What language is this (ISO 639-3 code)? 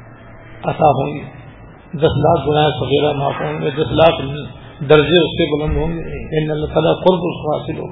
urd